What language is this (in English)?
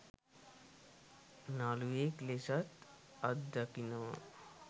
Sinhala